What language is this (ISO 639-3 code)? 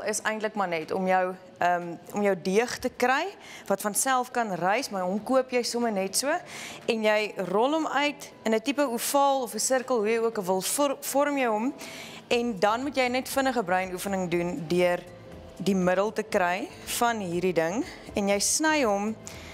nld